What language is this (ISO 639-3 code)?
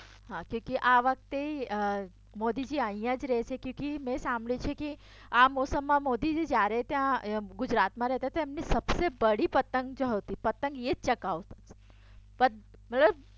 guj